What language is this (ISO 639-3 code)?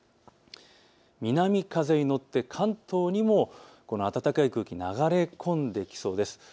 jpn